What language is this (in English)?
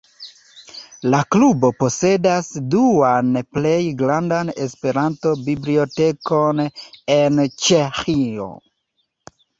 Esperanto